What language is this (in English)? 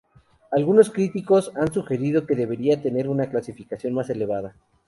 Spanish